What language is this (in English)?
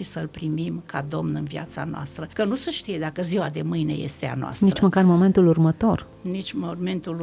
Romanian